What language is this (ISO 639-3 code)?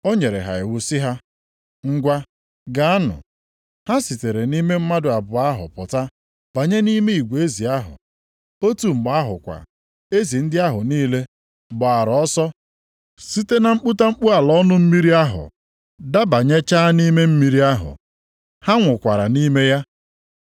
ibo